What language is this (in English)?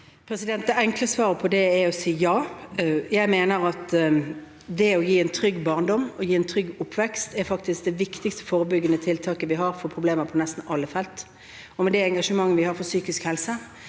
Norwegian